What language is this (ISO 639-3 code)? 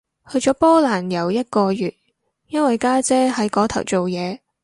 yue